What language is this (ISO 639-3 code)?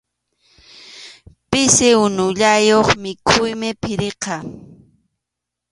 qxu